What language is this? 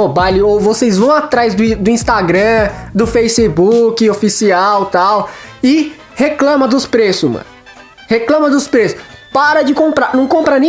Portuguese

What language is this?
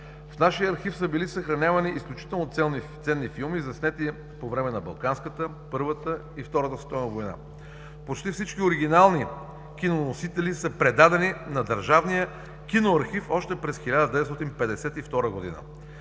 Bulgarian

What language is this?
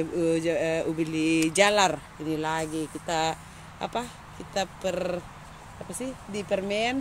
Indonesian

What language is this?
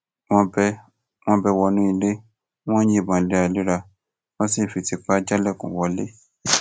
Yoruba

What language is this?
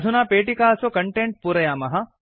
Sanskrit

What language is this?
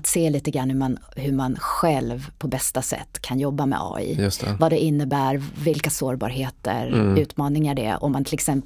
Swedish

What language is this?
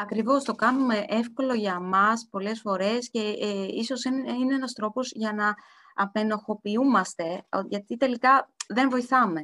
Greek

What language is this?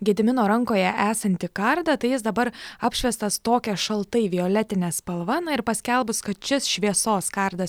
Lithuanian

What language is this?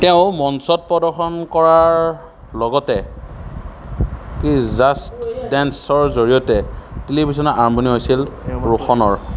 Assamese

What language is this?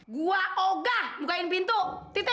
Indonesian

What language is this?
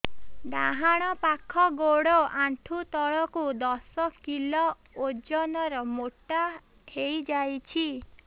Odia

